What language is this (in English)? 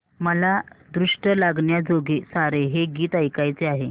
Marathi